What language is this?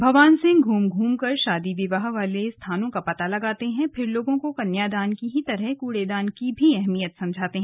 Hindi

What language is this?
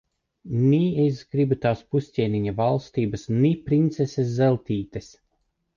Latvian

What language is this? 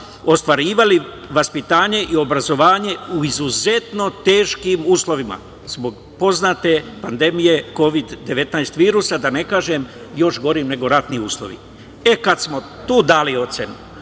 Serbian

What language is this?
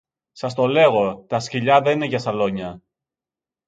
Greek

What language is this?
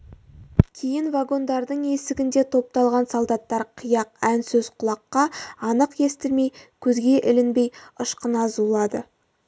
Kazakh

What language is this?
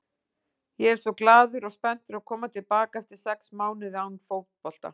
Icelandic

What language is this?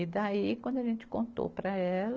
Portuguese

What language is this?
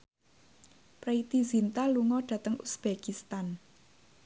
Javanese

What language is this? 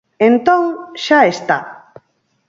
Galician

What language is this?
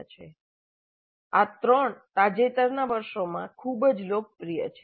Gujarati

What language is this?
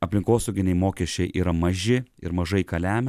Lithuanian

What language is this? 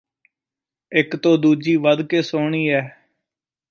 Punjabi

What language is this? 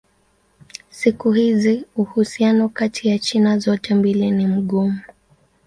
Swahili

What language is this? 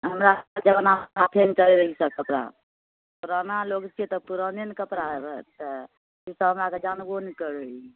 Maithili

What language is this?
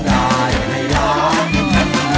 Thai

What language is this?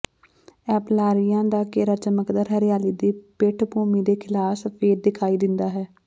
Punjabi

